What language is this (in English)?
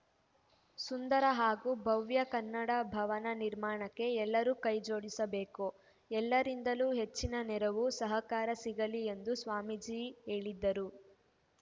Kannada